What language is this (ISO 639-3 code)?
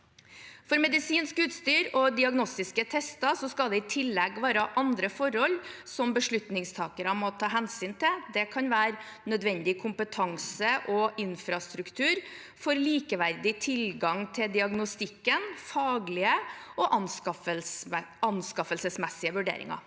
nor